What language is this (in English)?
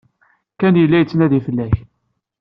Kabyle